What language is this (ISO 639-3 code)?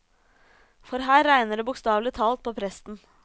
nor